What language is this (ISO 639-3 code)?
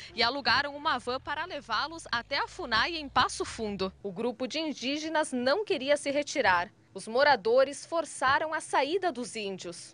por